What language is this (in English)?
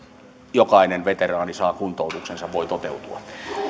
Finnish